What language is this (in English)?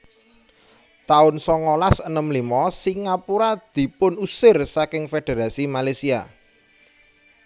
Javanese